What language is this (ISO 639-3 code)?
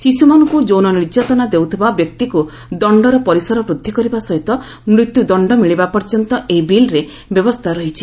ori